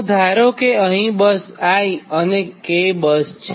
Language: Gujarati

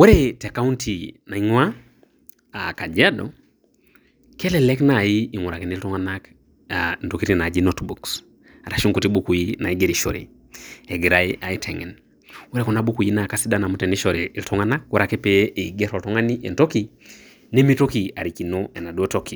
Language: Masai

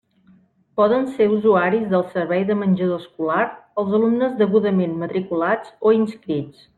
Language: Catalan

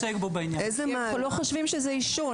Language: Hebrew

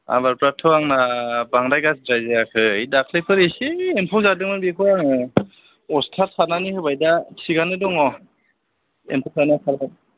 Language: Bodo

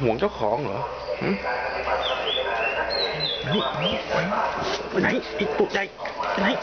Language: Thai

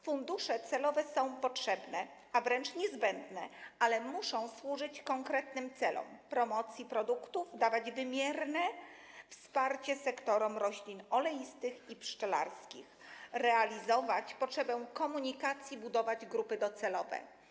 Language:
Polish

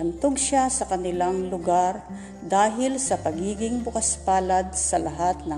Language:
Filipino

